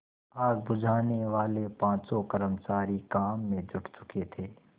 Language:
Hindi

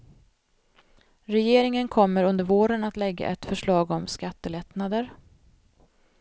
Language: Swedish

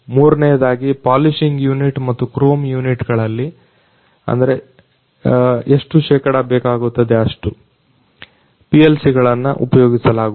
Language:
Kannada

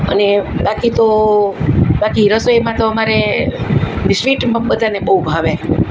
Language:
Gujarati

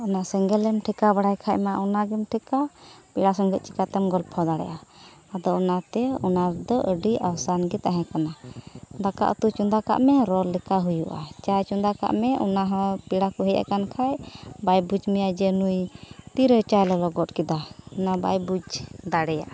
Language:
Santali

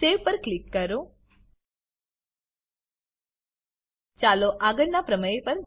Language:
Gujarati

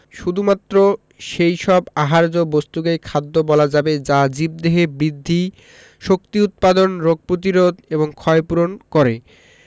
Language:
Bangla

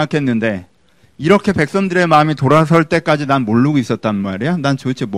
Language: Korean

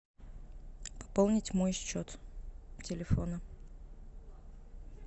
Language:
Russian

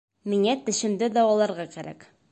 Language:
Bashkir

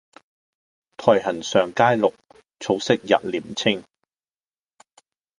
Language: Cantonese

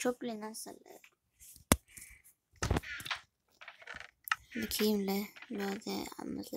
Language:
Arabic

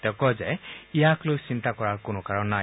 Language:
Assamese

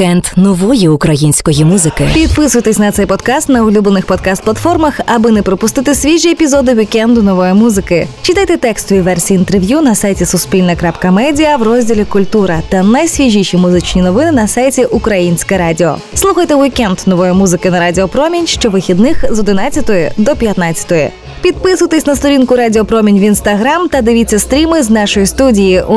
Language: Ukrainian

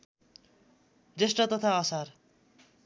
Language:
Nepali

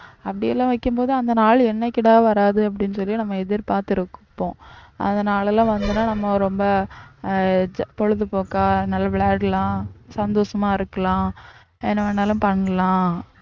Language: Tamil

